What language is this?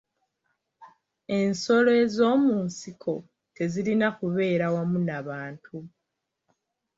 Ganda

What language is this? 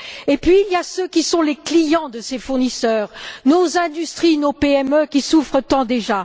French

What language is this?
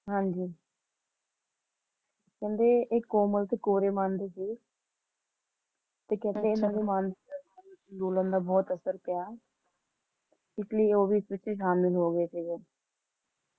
Punjabi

